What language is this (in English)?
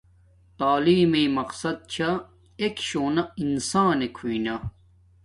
Domaaki